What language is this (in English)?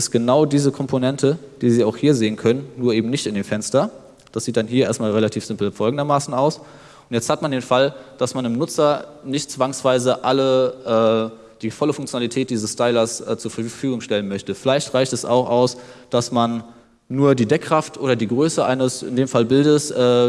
German